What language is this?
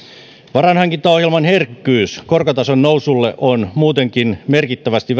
Finnish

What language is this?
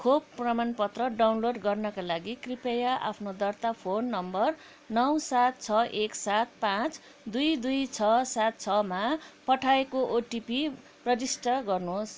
Nepali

